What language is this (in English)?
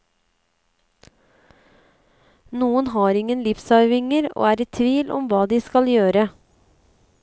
Norwegian